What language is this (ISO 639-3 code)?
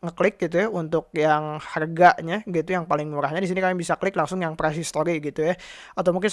ind